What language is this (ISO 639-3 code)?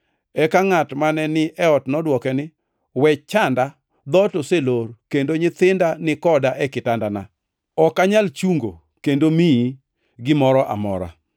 luo